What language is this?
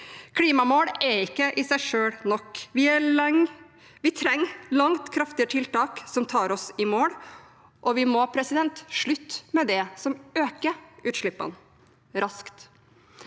Norwegian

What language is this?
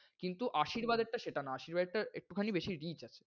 Bangla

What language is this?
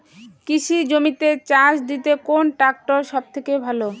Bangla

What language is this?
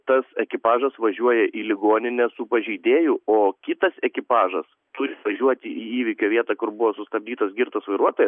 Lithuanian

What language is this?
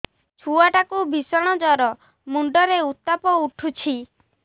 Odia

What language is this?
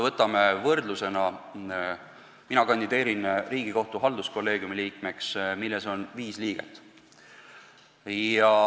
Estonian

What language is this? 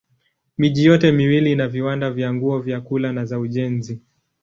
Swahili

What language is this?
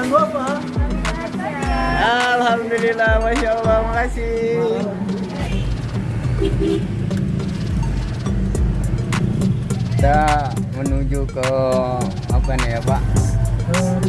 Indonesian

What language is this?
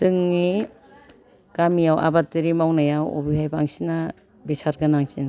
Bodo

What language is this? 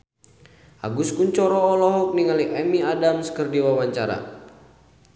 Sundanese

